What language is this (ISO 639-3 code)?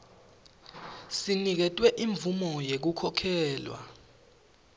ssw